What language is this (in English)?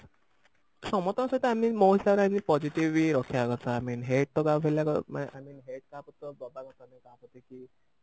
Odia